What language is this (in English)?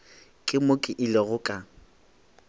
Northern Sotho